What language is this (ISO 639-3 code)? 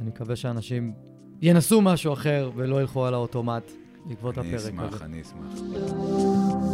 heb